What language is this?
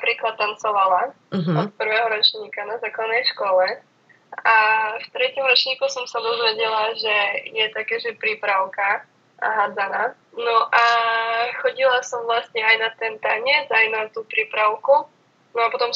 Slovak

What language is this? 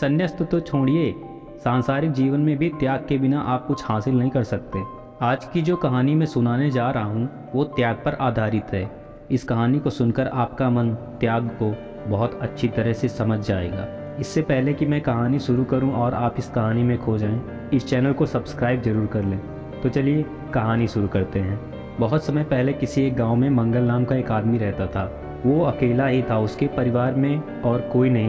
Hindi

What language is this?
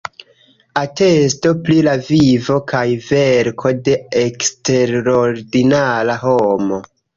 Esperanto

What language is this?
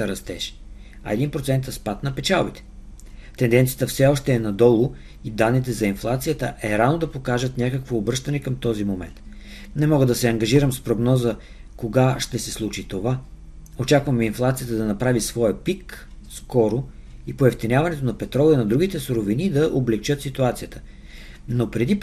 Bulgarian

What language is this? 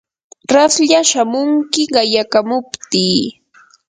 Yanahuanca Pasco Quechua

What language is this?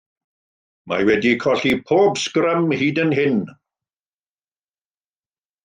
Welsh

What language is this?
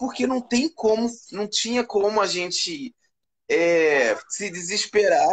Portuguese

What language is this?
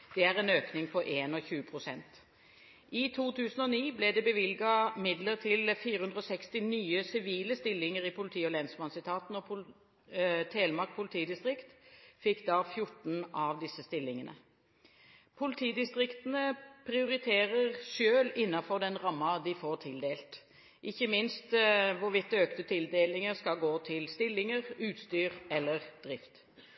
Norwegian Bokmål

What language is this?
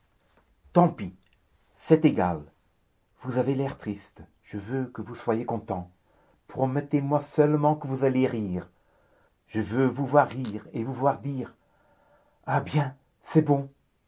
French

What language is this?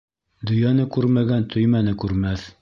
Bashkir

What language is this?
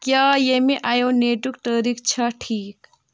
Kashmiri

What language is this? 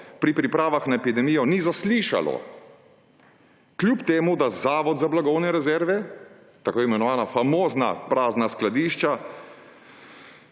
Slovenian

